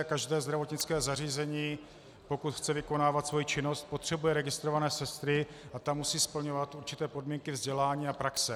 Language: Czech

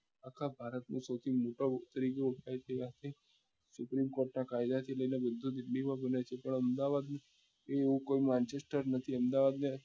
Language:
Gujarati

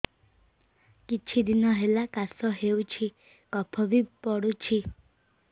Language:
Odia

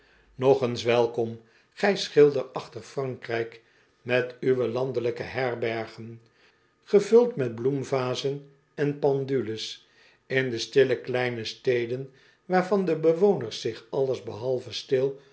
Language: Dutch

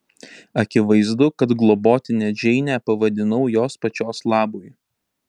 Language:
Lithuanian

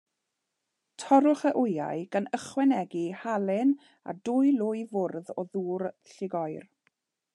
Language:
Welsh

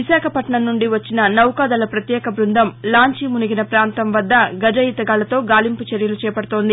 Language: Telugu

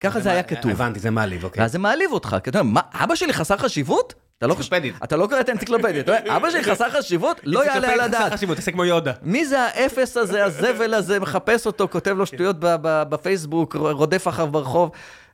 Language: Hebrew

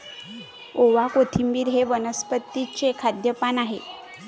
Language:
Marathi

